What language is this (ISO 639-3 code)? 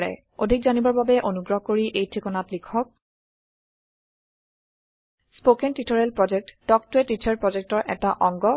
asm